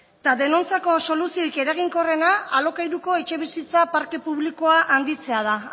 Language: Basque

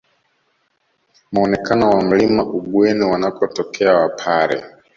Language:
Swahili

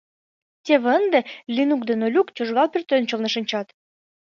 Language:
Mari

